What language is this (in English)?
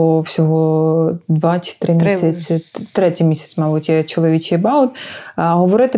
Ukrainian